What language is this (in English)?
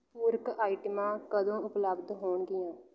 Punjabi